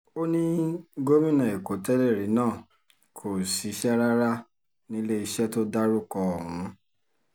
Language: Yoruba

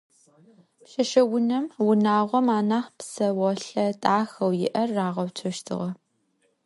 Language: Adyghe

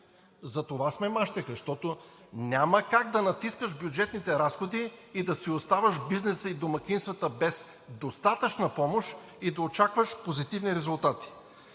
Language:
Bulgarian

